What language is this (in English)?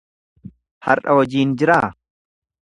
Oromo